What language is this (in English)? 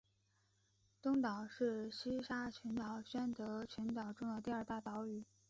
Chinese